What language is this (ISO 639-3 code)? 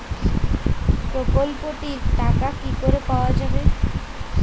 ben